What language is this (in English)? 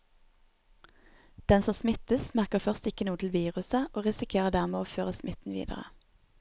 Norwegian